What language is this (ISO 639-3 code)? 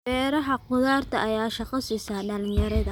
som